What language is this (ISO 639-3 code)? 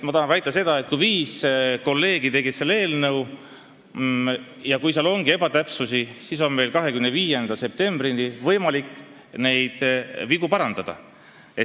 est